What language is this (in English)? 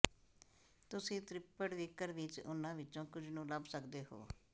Punjabi